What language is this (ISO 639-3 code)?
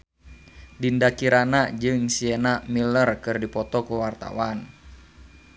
sun